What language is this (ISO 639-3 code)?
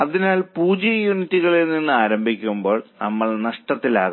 mal